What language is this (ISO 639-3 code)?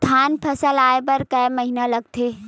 hne